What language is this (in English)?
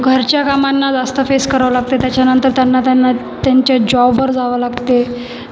Marathi